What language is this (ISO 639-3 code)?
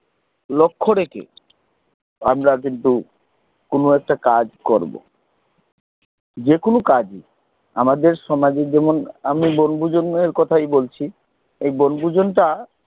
ben